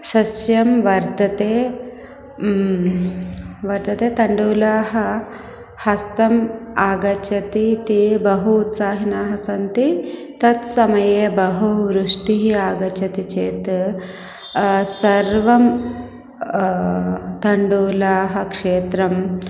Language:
Sanskrit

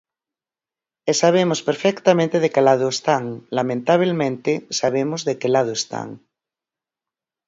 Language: Galician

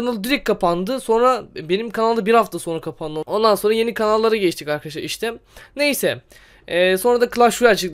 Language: Turkish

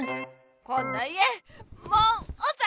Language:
Japanese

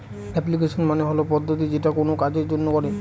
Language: Bangla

